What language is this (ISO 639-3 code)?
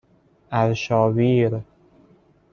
fas